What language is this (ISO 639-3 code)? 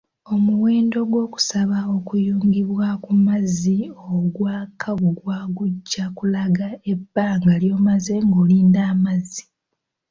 lug